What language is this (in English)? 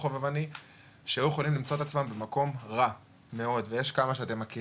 Hebrew